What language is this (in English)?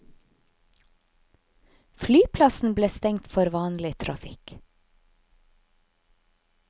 Norwegian